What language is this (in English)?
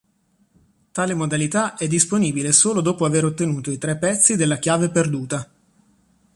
Italian